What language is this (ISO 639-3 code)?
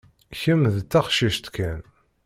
kab